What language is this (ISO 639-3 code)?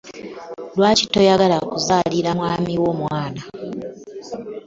lug